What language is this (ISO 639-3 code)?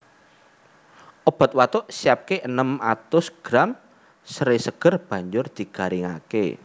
jav